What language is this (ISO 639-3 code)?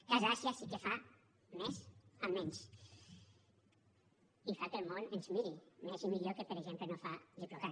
cat